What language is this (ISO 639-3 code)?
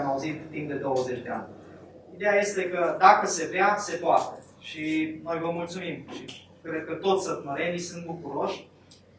ron